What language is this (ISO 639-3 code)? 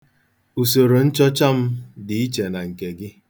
ibo